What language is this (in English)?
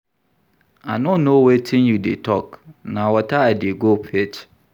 Nigerian Pidgin